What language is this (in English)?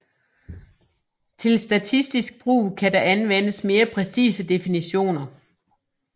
Danish